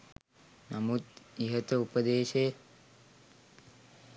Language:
Sinhala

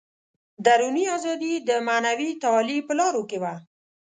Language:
Pashto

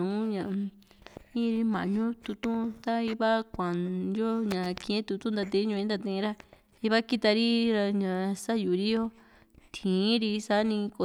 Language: Juxtlahuaca Mixtec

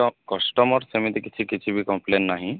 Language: Odia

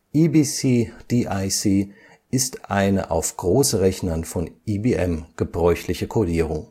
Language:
German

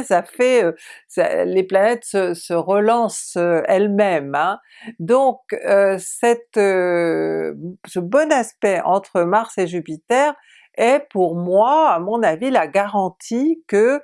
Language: French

